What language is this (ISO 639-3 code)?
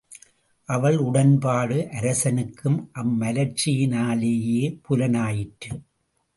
tam